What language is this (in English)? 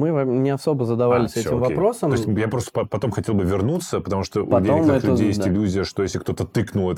Russian